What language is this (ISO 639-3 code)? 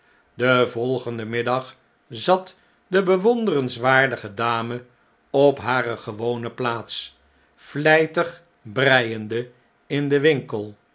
nld